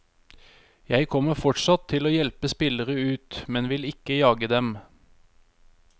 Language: Norwegian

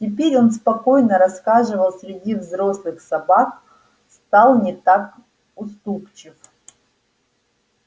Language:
Russian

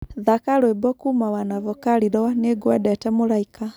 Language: Kikuyu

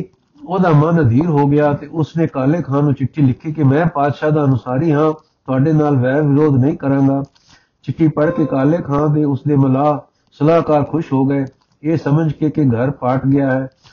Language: Punjabi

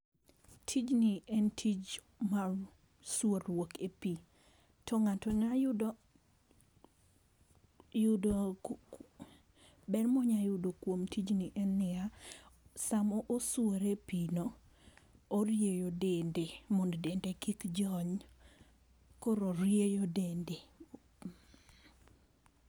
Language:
Luo (Kenya and Tanzania)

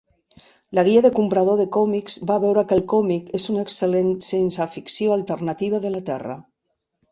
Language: Catalan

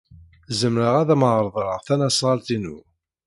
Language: Kabyle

